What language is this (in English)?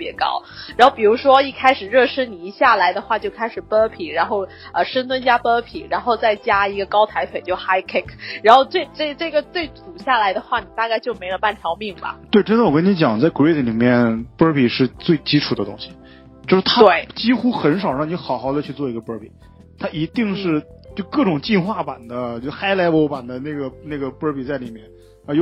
Chinese